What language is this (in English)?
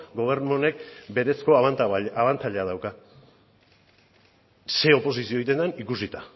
Basque